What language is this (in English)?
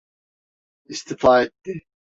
Turkish